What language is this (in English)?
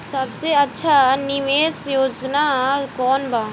Bhojpuri